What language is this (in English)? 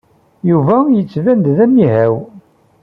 Kabyle